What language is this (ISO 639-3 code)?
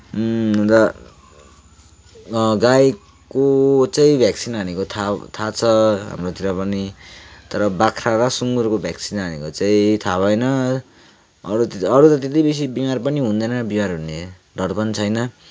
nep